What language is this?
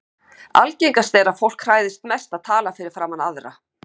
Icelandic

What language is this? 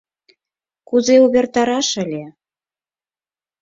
Mari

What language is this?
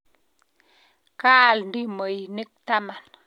Kalenjin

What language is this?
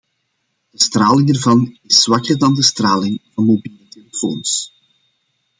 Dutch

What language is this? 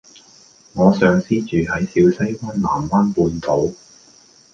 Cantonese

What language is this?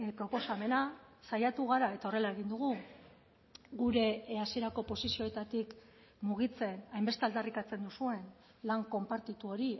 Basque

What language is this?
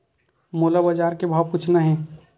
Chhattisgarhi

